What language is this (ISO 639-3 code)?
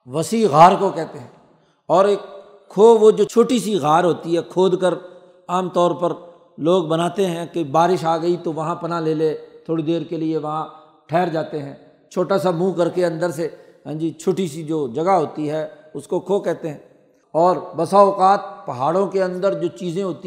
urd